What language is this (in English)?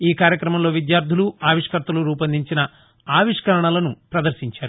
Telugu